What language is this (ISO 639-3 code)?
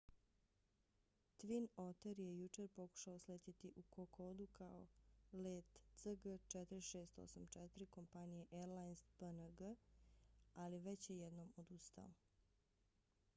bos